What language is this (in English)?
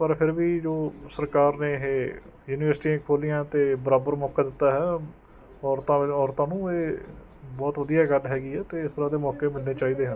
Punjabi